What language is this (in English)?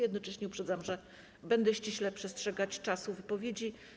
Polish